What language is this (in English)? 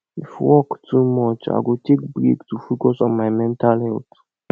Nigerian Pidgin